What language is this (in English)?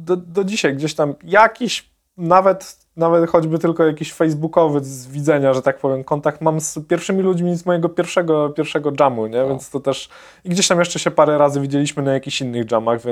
Polish